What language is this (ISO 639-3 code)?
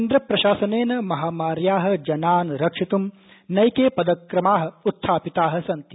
san